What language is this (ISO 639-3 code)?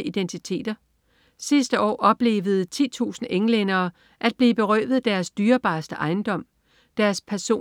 dan